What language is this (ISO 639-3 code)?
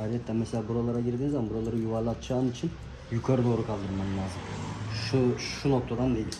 tur